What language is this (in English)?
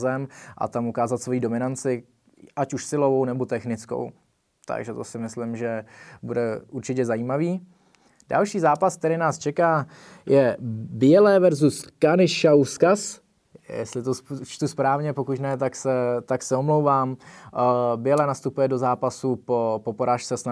Czech